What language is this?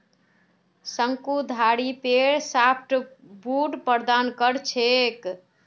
Magahi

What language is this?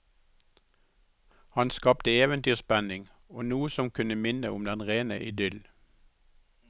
Norwegian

